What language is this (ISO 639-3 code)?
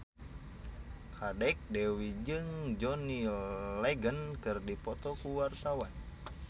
sun